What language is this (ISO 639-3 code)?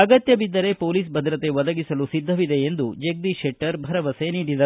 kan